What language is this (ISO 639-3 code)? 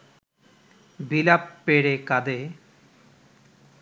ben